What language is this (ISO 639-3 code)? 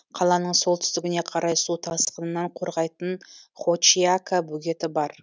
kaz